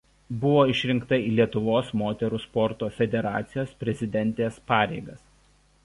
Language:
Lithuanian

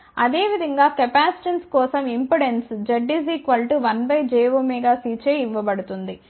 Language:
Telugu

